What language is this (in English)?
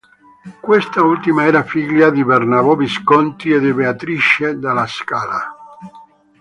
Italian